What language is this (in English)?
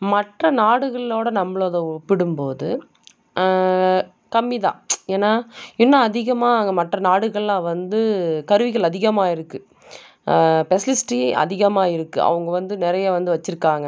Tamil